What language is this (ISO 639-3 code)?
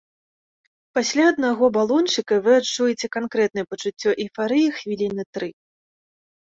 bel